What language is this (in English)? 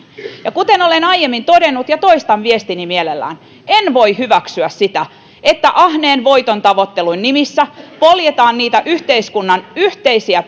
Finnish